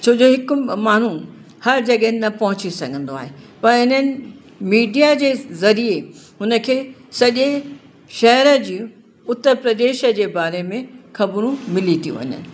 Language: Sindhi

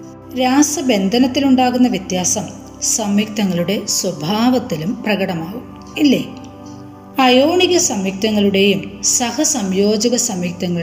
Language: Malayalam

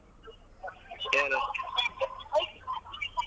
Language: Kannada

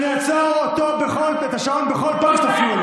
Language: Hebrew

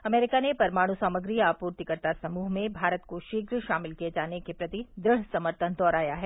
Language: Hindi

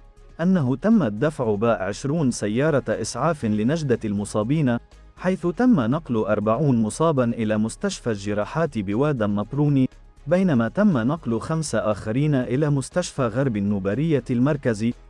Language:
Arabic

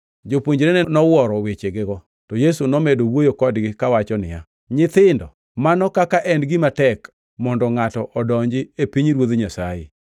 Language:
Luo (Kenya and Tanzania)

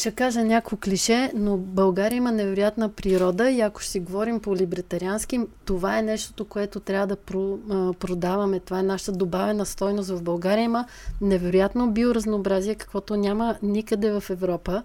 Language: Bulgarian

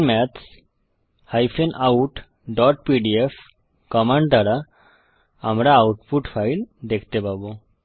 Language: Bangla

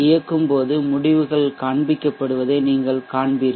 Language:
Tamil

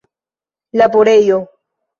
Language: Esperanto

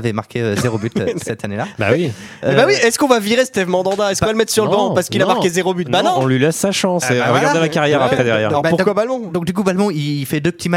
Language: French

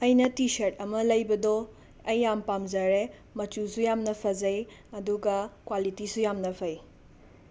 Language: Manipuri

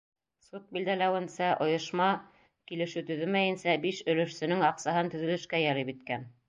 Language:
Bashkir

